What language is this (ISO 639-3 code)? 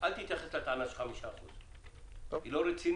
heb